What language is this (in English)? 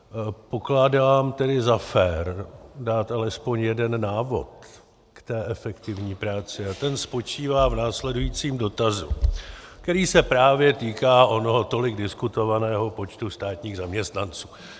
Czech